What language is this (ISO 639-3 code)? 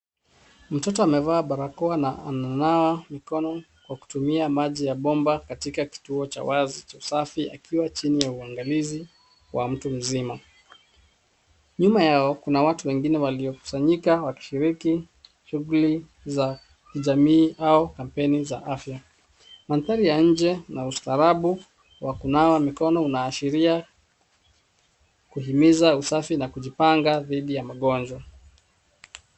swa